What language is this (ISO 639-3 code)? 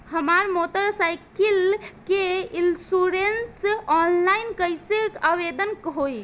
bho